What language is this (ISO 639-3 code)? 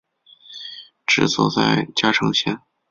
zho